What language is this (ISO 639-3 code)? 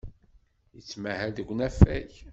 kab